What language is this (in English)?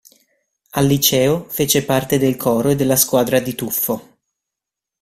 Italian